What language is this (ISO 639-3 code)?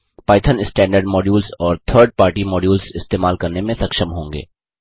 hin